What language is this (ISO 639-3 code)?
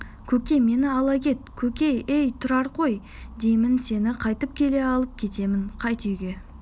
kaz